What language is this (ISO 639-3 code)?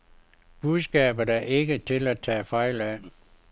dan